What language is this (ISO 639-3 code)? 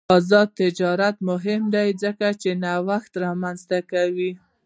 pus